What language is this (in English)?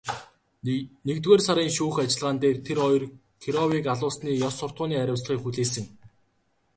Mongolian